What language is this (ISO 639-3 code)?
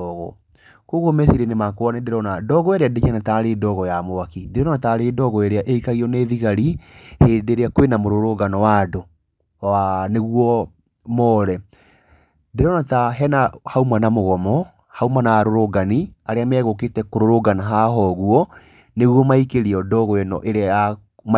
kik